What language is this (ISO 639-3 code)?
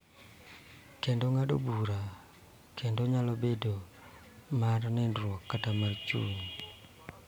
luo